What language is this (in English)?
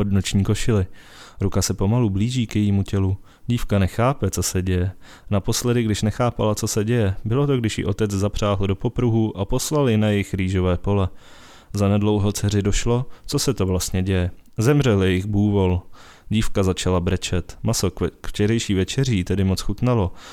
Czech